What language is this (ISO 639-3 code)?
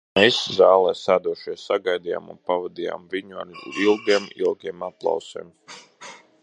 lav